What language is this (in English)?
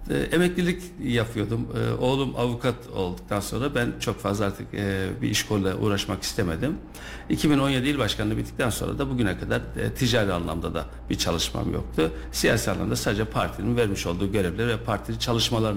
Turkish